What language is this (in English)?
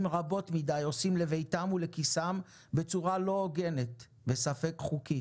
Hebrew